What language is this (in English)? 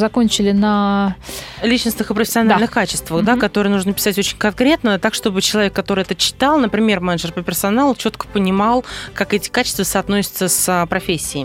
Russian